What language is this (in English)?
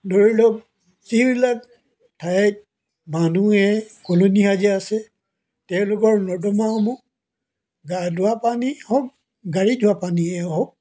Assamese